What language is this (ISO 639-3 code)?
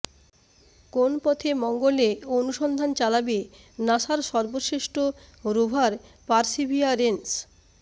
ben